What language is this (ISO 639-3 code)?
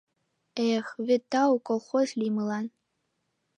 chm